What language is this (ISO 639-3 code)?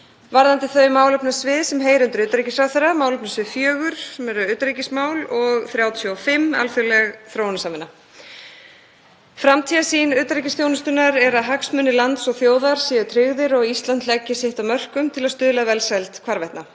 isl